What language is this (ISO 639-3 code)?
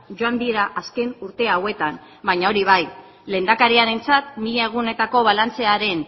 eus